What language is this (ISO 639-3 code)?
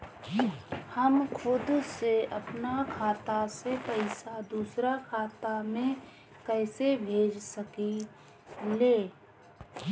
bho